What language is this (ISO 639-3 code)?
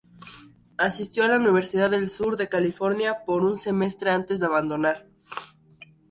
spa